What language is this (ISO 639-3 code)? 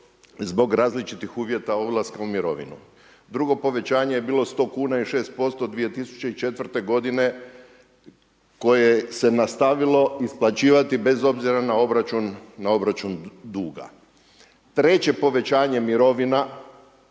hrv